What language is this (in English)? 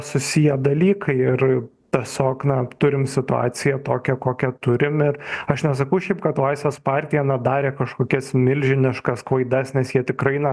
Lithuanian